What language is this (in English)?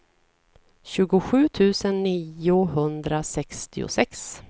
Swedish